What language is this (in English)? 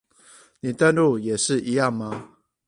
Chinese